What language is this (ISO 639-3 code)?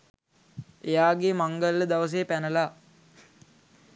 sin